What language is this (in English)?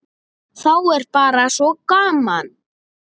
Icelandic